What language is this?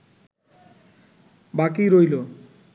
Bangla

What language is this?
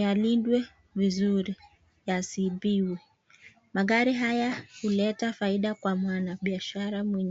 Swahili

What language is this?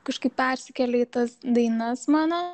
Lithuanian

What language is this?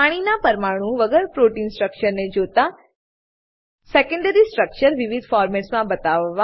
Gujarati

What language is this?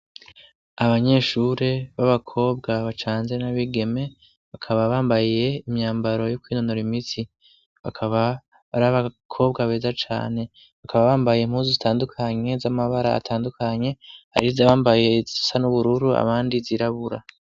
Rundi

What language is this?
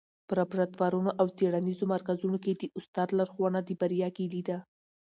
Pashto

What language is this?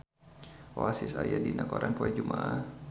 Sundanese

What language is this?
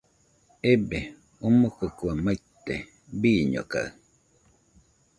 Nüpode Huitoto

